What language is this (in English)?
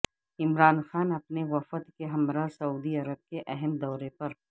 Urdu